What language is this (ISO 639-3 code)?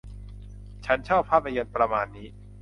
tha